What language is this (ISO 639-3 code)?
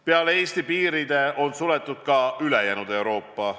est